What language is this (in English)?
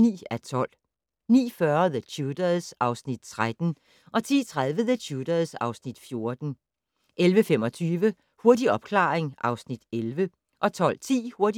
Danish